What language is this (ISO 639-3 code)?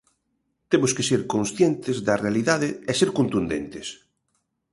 glg